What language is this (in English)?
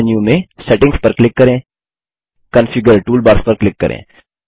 Hindi